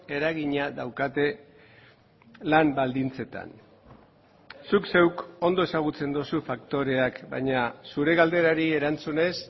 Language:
Basque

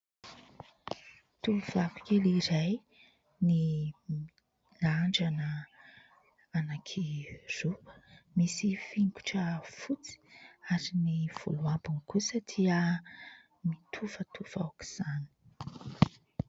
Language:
Malagasy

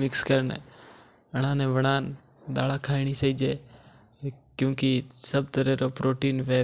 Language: Mewari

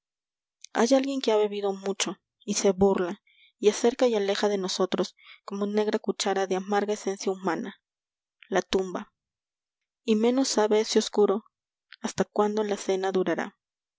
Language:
Spanish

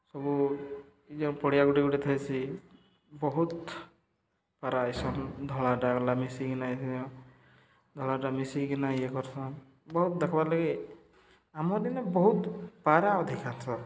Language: Odia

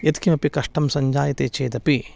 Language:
Sanskrit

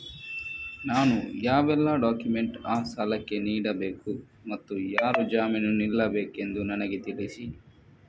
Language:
Kannada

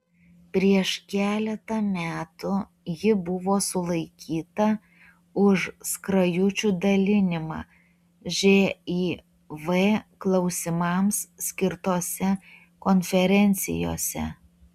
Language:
Lithuanian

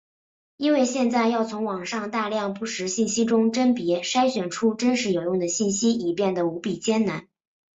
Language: Chinese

